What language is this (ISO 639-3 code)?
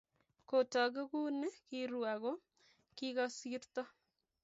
kln